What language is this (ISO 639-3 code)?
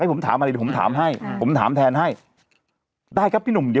tha